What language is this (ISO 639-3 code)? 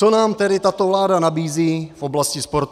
ces